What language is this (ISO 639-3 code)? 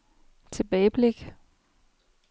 dan